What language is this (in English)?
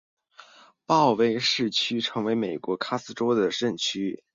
Chinese